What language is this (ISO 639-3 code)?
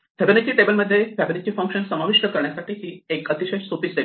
mar